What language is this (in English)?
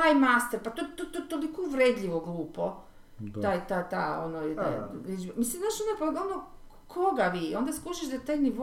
Croatian